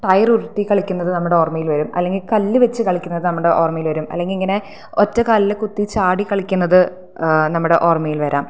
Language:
Malayalam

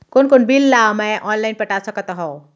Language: Chhattisgarhi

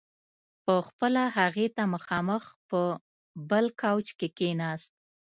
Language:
Pashto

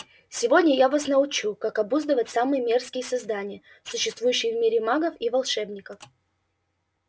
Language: Russian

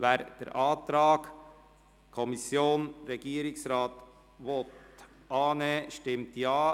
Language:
Swiss German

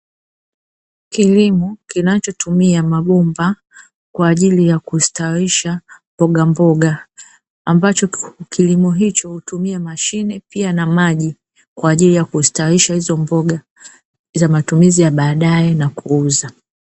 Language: Swahili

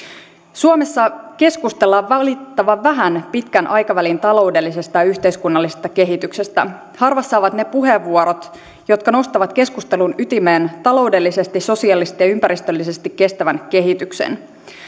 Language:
Finnish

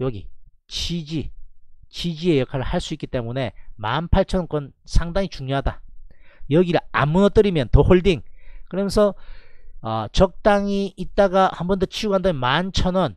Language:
Korean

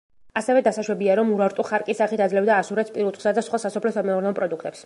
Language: Georgian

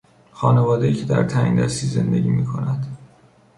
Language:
Persian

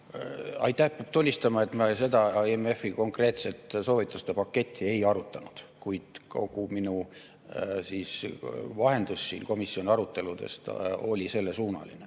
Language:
Estonian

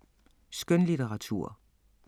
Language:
Danish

